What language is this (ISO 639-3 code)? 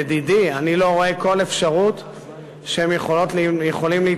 heb